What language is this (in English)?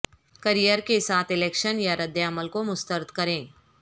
Urdu